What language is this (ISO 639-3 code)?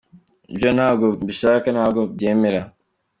kin